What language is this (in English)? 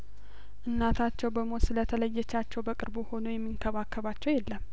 Amharic